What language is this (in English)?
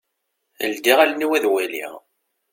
Kabyle